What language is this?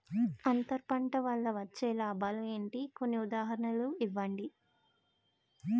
Telugu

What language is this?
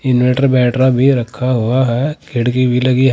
Hindi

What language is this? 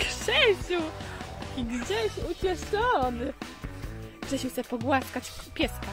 Polish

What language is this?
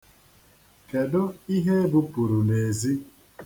Igbo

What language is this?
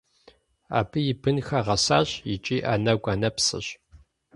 Kabardian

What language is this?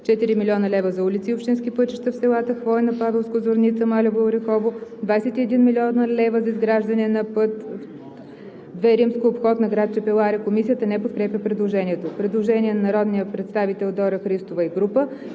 Bulgarian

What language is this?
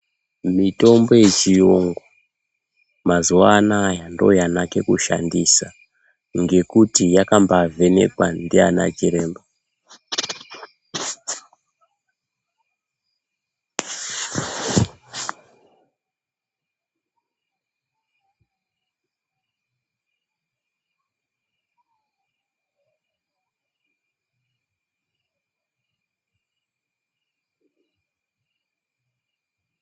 Ndau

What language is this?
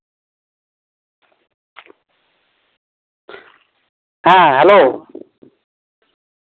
Santali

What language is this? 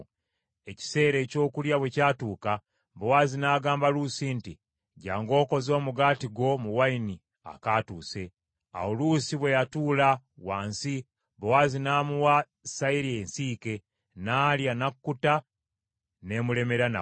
Ganda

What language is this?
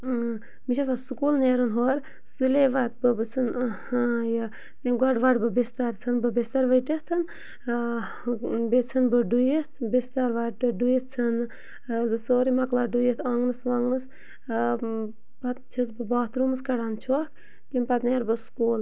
Kashmiri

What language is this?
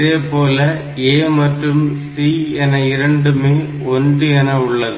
Tamil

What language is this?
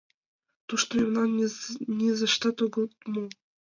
Mari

